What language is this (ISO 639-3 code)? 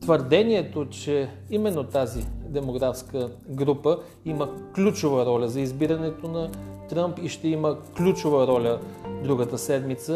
bul